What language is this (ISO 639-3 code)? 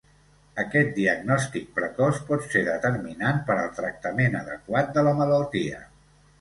cat